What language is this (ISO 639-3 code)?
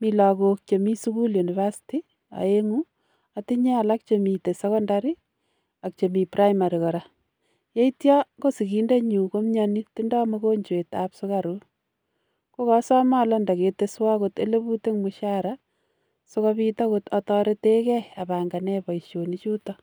kln